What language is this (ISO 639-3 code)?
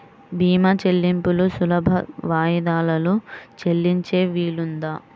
tel